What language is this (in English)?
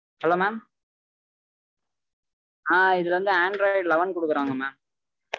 Tamil